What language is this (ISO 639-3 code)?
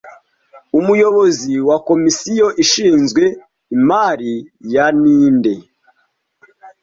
kin